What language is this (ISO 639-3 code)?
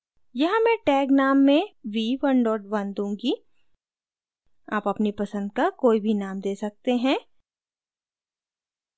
hin